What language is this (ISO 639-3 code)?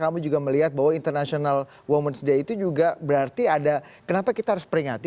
ind